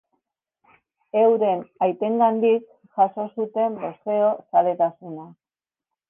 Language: Basque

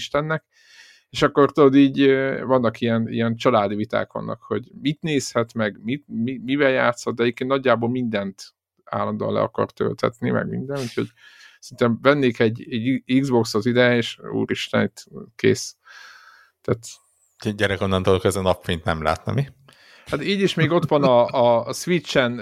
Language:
Hungarian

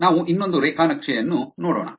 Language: Kannada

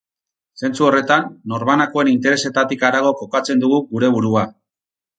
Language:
Basque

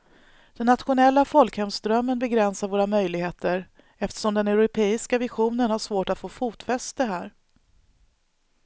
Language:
Swedish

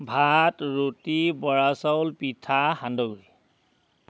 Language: Assamese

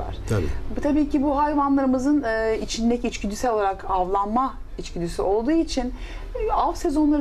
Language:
Turkish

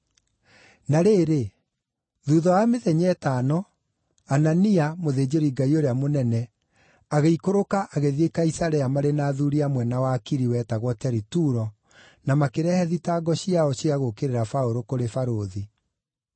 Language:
Kikuyu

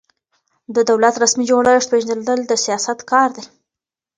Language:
Pashto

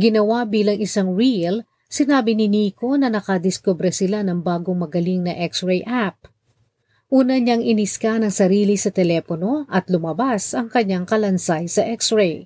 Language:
Filipino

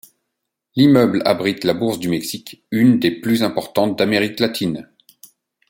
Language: French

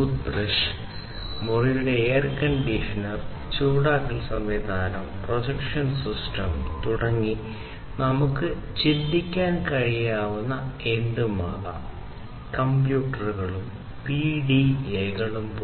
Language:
Malayalam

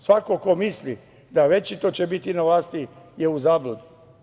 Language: Serbian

